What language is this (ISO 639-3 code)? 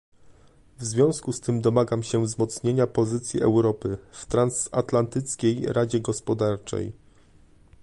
pol